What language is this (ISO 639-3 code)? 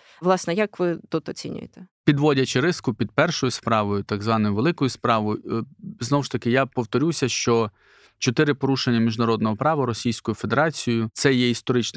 ukr